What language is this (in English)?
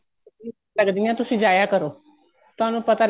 Punjabi